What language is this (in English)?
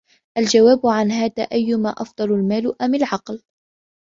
Arabic